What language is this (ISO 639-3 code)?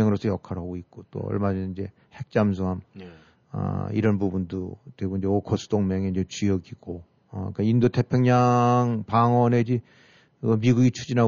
kor